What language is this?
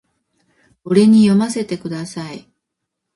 Japanese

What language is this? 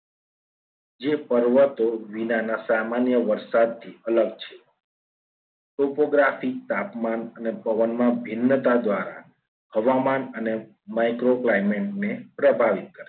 Gujarati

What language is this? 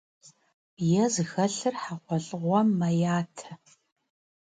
Kabardian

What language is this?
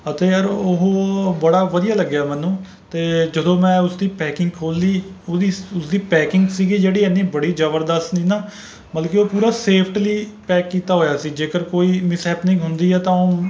Punjabi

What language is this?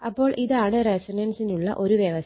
Malayalam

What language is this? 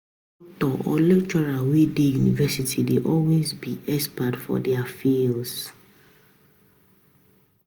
Nigerian Pidgin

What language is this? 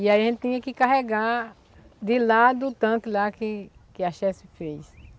Portuguese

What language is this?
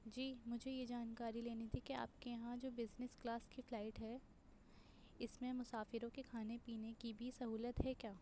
Urdu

